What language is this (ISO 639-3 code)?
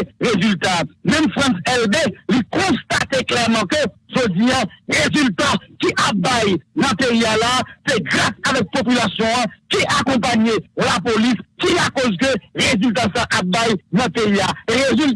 fra